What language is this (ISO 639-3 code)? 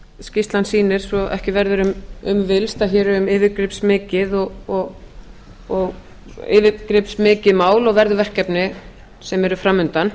isl